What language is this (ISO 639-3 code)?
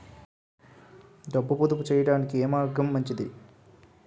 tel